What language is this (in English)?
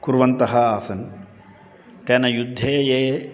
Sanskrit